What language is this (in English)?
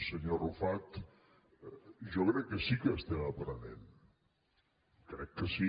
Catalan